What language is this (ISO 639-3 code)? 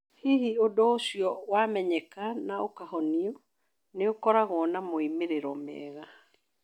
kik